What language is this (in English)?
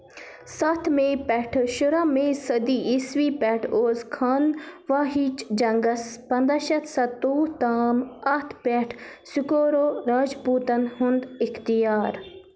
Kashmiri